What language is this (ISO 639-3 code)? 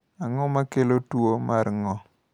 luo